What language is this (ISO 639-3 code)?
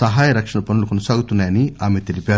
tel